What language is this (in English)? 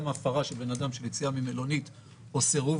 Hebrew